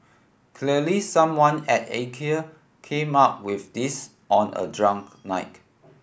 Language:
English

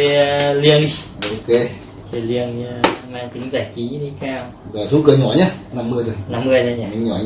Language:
Vietnamese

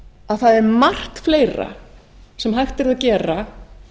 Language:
Icelandic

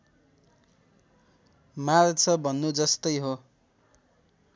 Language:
Nepali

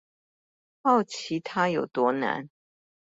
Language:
Chinese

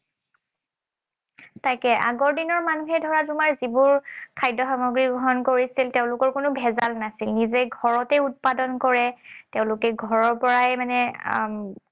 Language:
Assamese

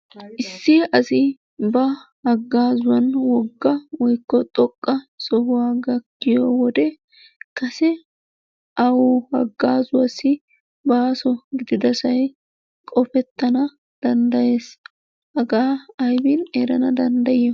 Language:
Wolaytta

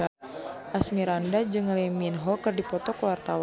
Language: Sundanese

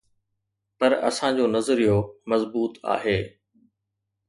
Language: Sindhi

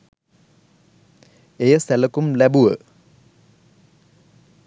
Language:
Sinhala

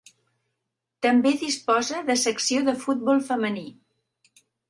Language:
Catalan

